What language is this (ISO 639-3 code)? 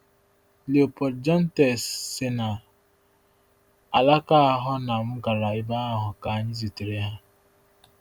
ibo